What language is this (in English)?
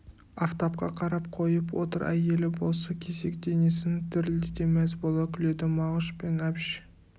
Kazakh